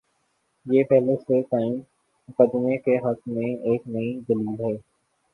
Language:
Urdu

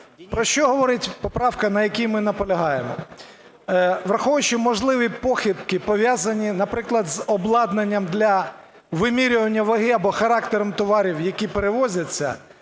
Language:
Ukrainian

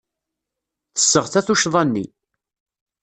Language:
Kabyle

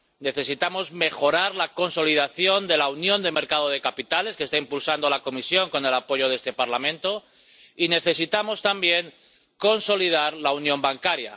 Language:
Spanish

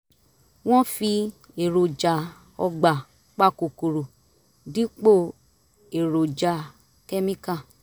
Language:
Yoruba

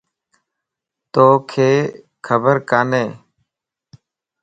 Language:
Lasi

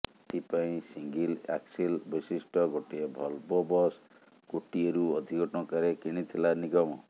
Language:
Odia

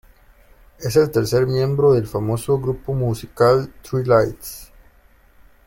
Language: Spanish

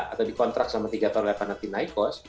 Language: Indonesian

